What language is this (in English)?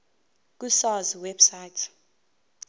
Zulu